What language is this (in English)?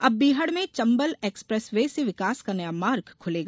Hindi